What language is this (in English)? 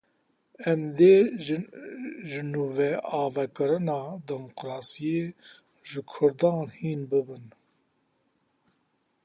Kurdish